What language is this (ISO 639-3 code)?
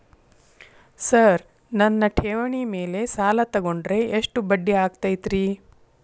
kan